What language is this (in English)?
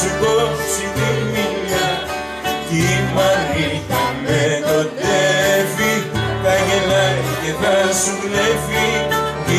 Romanian